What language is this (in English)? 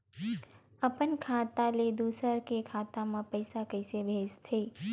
Chhattisgarhi